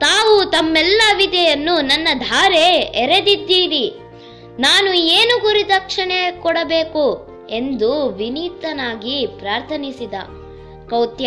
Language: Kannada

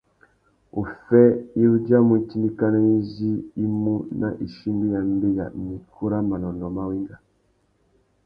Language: Tuki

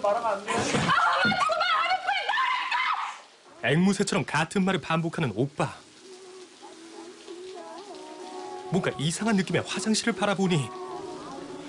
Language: Korean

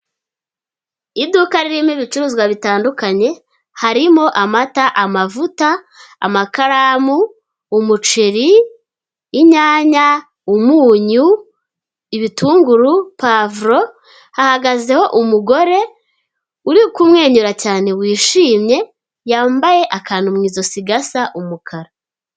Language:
Kinyarwanda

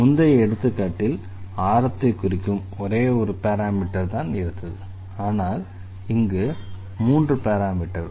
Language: Tamil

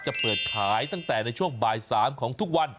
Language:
Thai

